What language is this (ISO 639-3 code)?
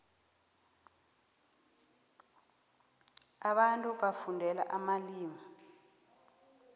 nbl